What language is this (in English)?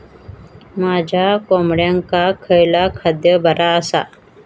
Marathi